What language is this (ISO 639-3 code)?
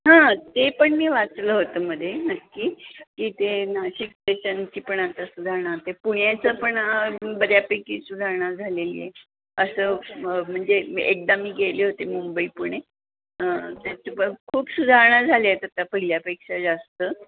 mar